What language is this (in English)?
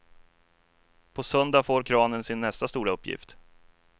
Swedish